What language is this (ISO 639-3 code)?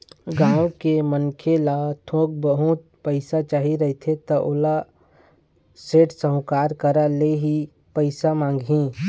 hne